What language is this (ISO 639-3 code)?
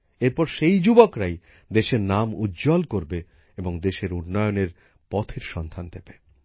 ben